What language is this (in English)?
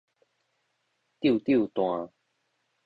Min Nan Chinese